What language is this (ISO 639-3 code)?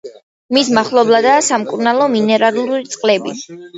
kat